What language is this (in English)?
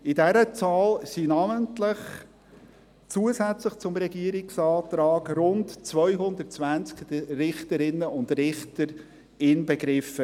Swiss German